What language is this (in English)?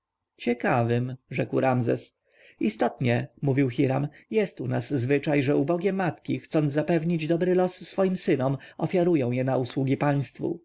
Polish